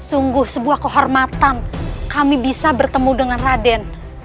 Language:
Indonesian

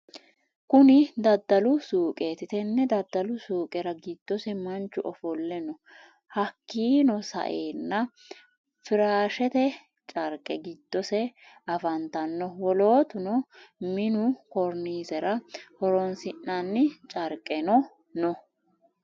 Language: Sidamo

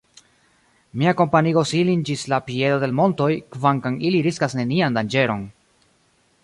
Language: Esperanto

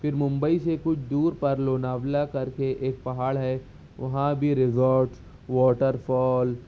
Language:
Urdu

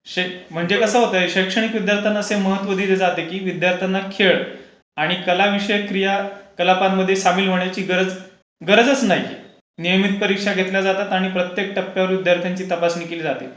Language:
Marathi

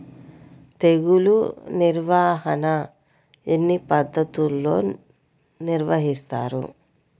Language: Telugu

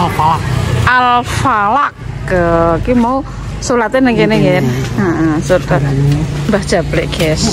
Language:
Indonesian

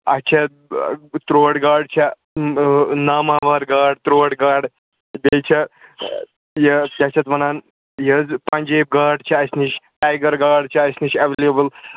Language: Kashmiri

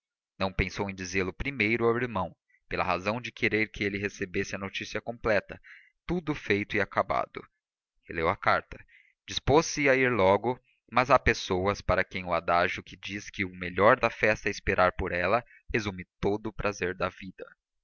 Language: Portuguese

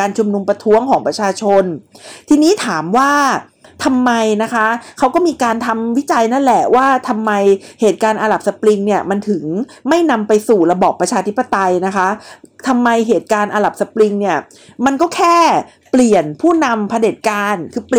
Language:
Thai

